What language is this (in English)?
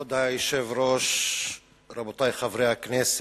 Hebrew